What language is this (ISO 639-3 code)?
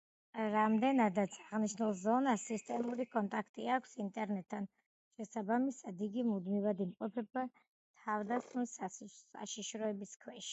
kat